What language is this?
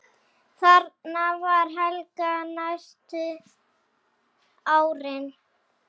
Icelandic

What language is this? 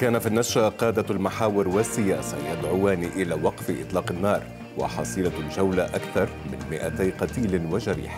Arabic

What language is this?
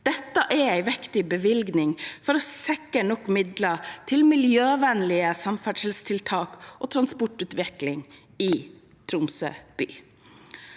Norwegian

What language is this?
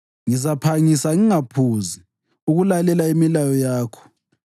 North Ndebele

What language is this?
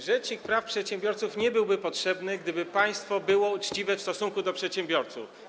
Polish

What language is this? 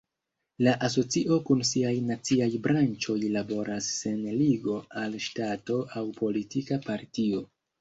Esperanto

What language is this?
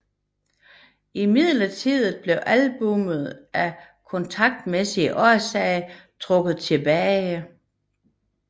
Danish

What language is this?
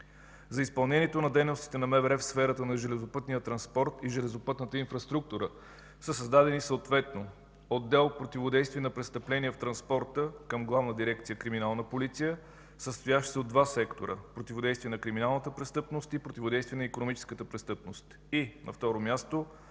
Bulgarian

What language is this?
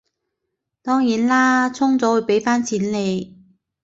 Cantonese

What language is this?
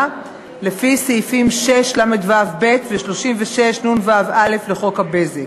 Hebrew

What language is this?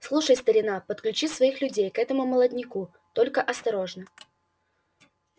Russian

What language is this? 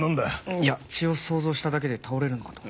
Japanese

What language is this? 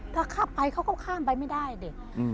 Thai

